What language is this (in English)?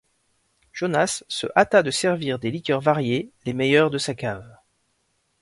French